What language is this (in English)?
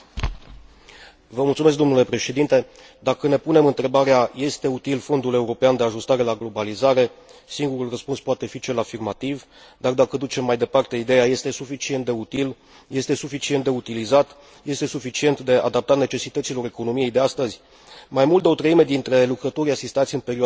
Romanian